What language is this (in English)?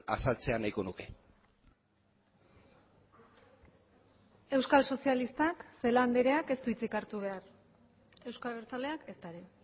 Basque